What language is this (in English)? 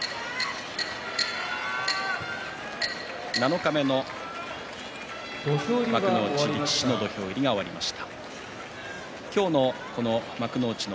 Japanese